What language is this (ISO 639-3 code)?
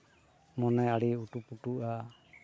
sat